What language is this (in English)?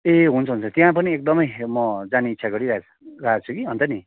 Nepali